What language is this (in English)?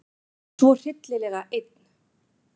Icelandic